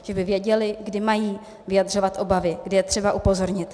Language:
Czech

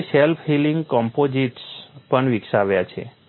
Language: Gujarati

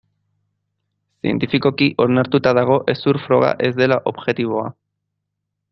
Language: Basque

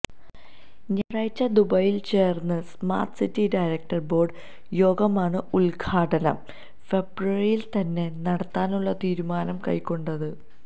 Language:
Malayalam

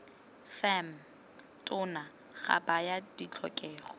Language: Tswana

